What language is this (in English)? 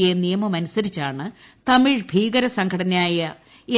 Malayalam